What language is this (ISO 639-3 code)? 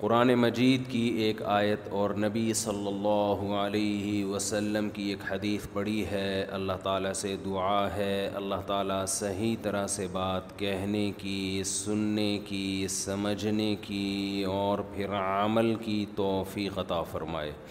urd